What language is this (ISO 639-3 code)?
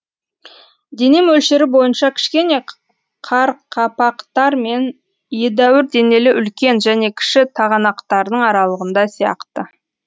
kaz